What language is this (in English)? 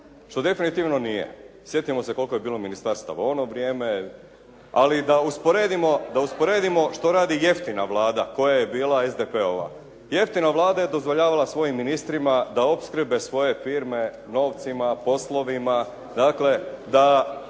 Croatian